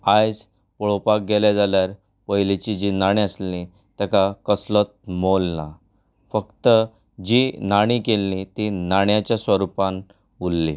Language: Konkani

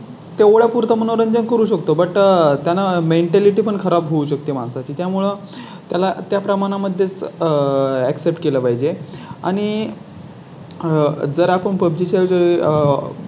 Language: Marathi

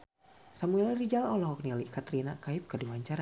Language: Sundanese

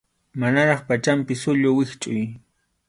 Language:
Arequipa-La Unión Quechua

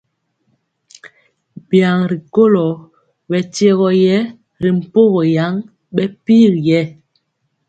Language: Mpiemo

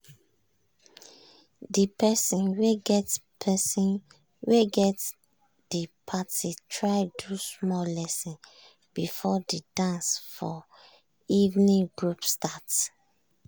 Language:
Nigerian Pidgin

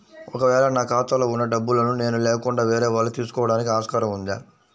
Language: Telugu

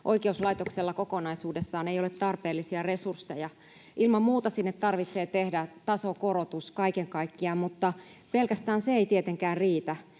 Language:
Finnish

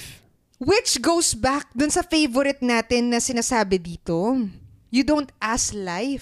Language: Filipino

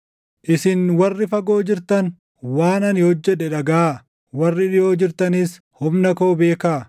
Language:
Oromo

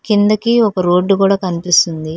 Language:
Telugu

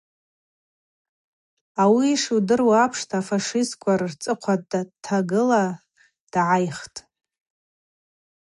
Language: Abaza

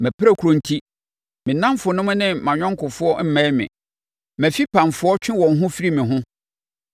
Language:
Akan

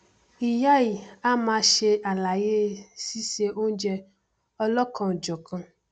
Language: Yoruba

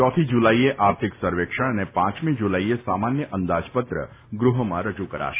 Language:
Gujarati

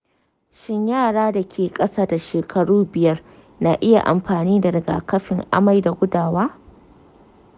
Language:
Hausa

